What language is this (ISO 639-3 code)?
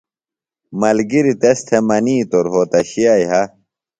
phl